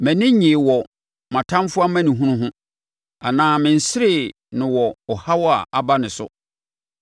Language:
Akan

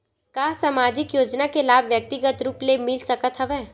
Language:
Chhattisgarhi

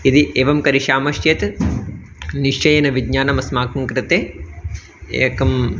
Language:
Sanskrit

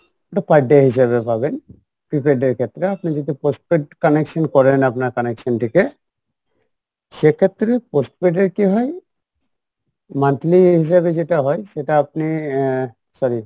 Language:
Bangla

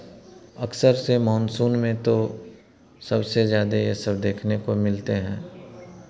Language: Hindi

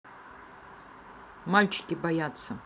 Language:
Russian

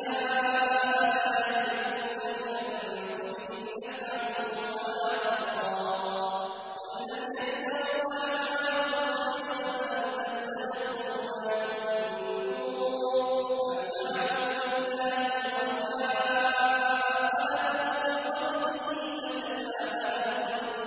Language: Arabic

